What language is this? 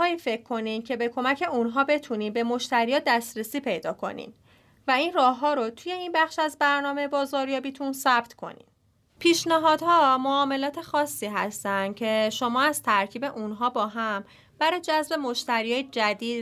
Persian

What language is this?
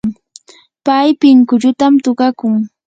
Yanahuanca Pasco Quechua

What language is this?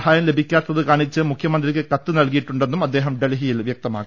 Malayalam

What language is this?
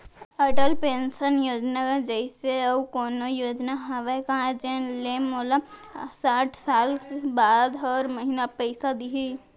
Chhattisgarhi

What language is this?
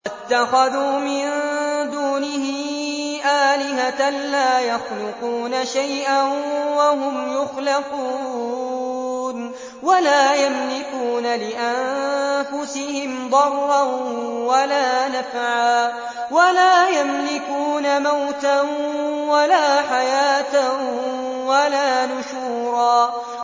Arabic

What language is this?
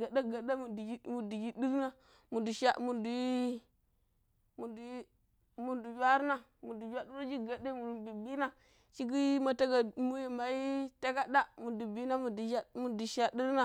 Pero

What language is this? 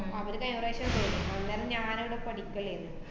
Malayalam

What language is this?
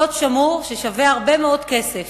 Hebrew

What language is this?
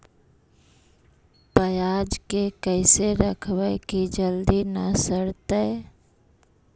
Magahi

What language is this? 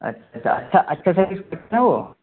Urdu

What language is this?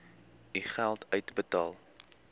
Afrikaans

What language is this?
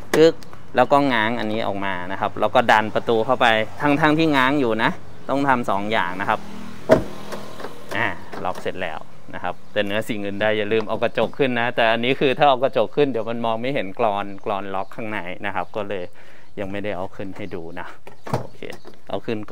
Thai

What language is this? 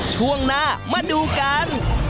Thai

